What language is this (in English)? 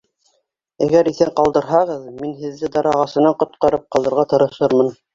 Bashkir